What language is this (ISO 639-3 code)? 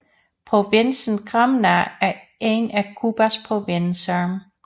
dan